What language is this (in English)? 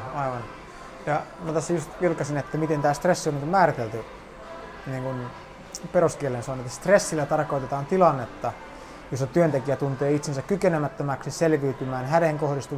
Finnish